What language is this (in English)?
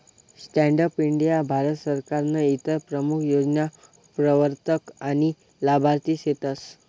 Marathi